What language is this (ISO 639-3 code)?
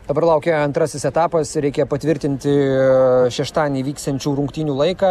lit